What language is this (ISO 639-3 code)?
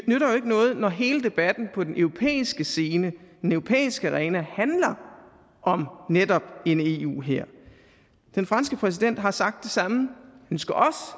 dan